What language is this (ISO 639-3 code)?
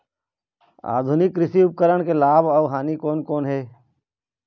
hne